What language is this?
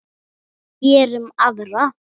Icelandic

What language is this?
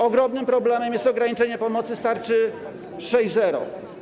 Polish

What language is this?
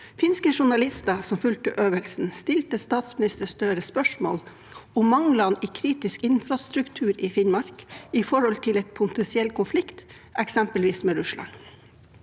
Norwegian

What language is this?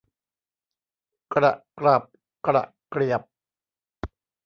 Thai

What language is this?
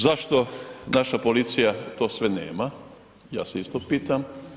Croatian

